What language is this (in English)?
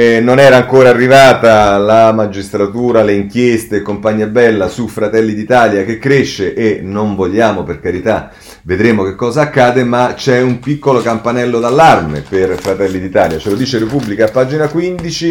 Italian